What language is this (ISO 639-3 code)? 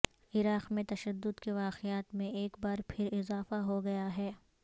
urd